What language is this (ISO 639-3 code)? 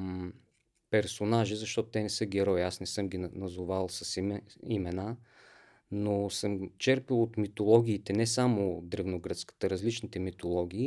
bul